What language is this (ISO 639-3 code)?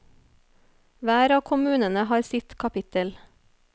nor